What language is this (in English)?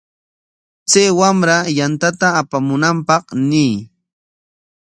Corongo Ancash Quechua